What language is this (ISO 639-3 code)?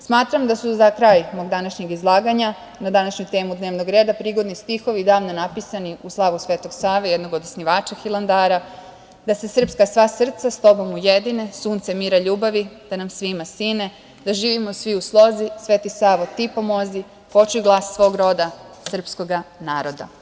srp